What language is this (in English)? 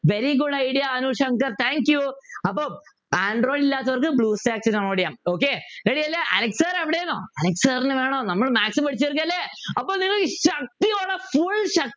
Malayalam